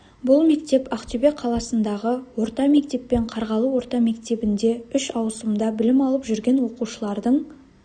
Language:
Kazakh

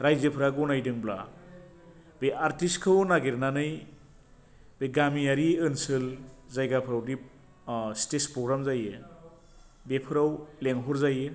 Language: Bodo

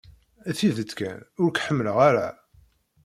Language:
Kabyle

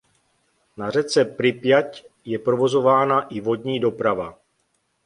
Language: Czech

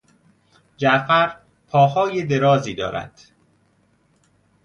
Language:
Persian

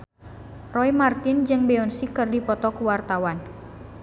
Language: Sundanese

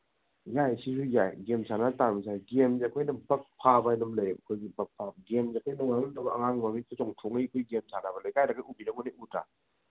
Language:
Manipuri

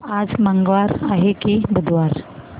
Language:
Marathi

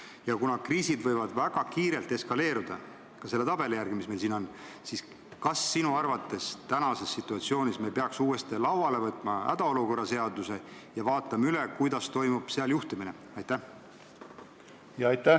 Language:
Estonian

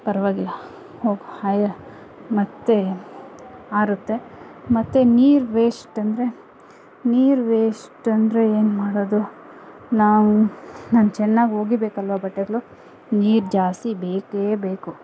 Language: Kannada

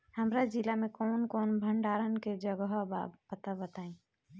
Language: Bhojpuri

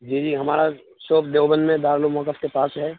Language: Urdu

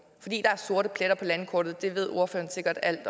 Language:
Danish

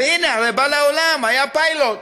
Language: Hebrew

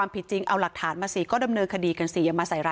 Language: Thai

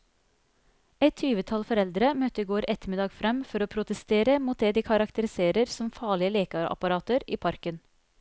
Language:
Norwegian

